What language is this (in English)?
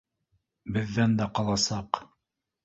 Bashkir